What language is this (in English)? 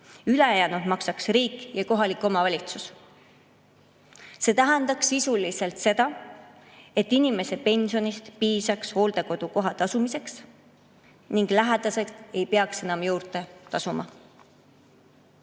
Estonian